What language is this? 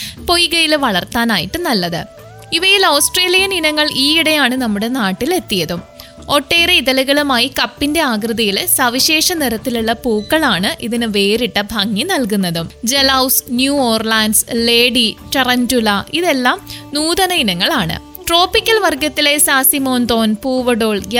Malayalam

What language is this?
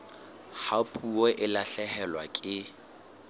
Southern Sotho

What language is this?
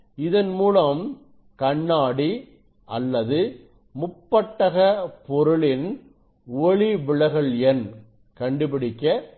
Tamil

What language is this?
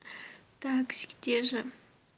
Russian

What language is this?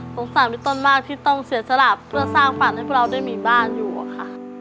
Thai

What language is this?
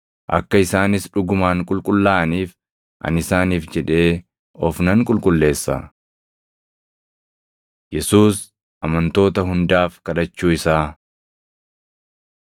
Oromo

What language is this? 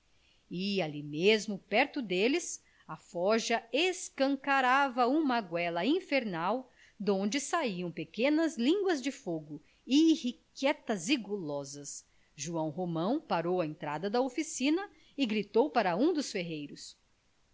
Portuguese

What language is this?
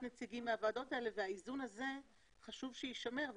Hebrew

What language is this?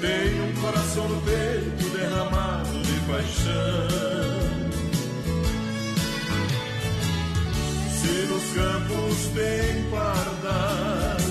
Portuguese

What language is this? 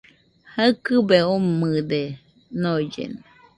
Nüpode Huitoto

